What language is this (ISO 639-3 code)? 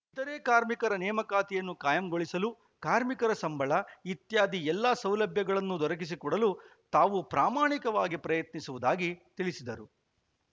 kan